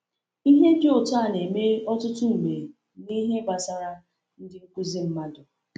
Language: Igbo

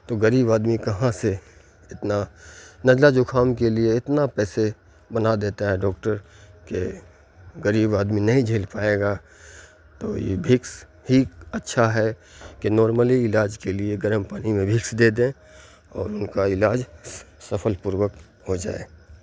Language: Urdu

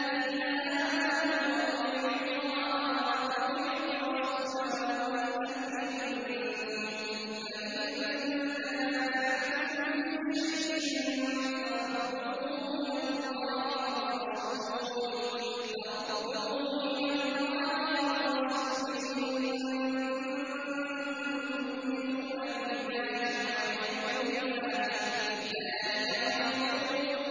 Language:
Arabic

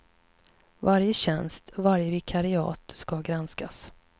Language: Swedish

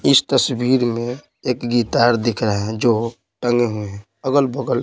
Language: Hindi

